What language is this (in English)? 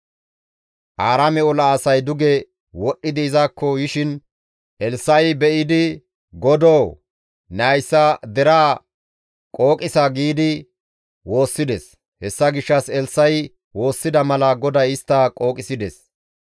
Gamo